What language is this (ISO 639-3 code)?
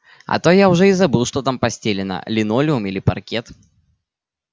rus